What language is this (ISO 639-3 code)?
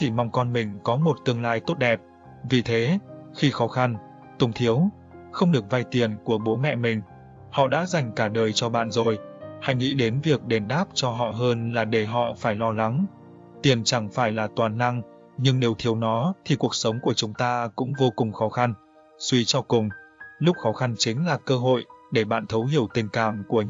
vie